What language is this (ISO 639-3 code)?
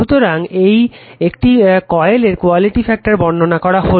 ben